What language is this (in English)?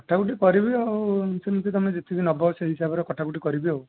Odia